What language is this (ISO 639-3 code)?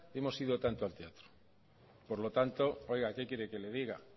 spa